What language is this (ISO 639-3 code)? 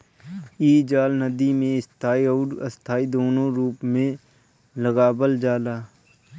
bho